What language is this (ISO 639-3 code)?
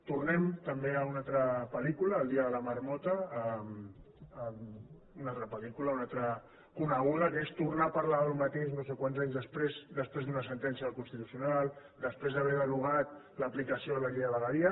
cat